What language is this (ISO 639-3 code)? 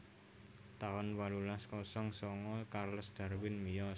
jav